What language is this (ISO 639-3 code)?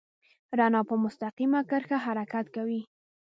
pus